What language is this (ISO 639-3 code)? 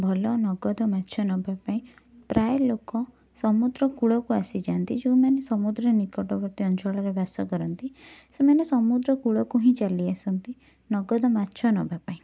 ori